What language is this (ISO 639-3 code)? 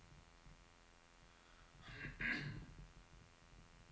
nor